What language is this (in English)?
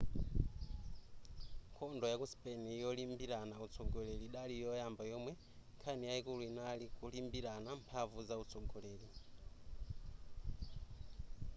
Nyanja